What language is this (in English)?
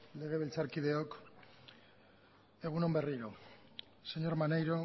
Basque